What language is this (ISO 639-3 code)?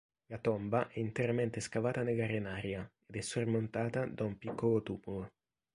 ita